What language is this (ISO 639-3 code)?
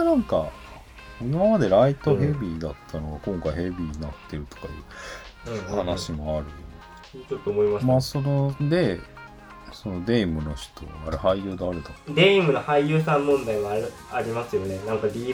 jpn